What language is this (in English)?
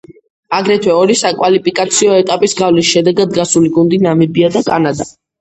Georgian